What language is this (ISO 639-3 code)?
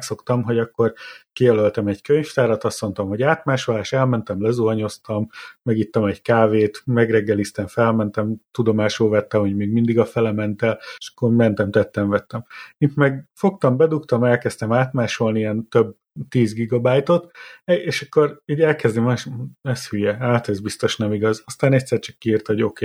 hun